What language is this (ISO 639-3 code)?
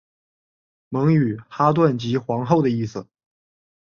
zho